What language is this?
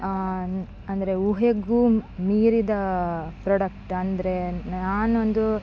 Kannada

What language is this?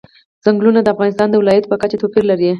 Pashto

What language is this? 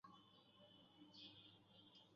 Bangla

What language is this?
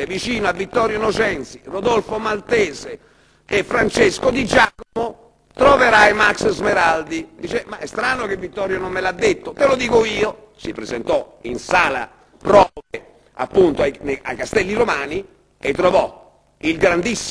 Italian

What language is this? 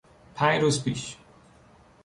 Persian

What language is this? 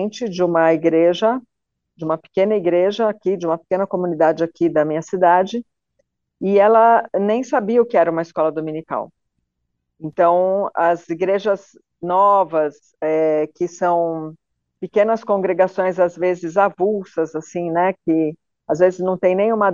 Portuguese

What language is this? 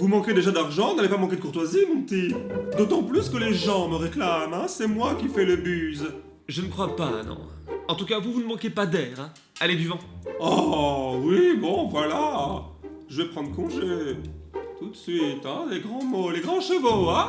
French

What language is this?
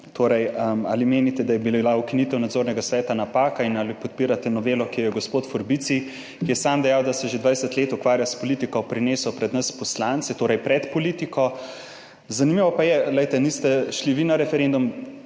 Slovenian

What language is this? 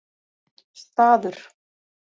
Icelandic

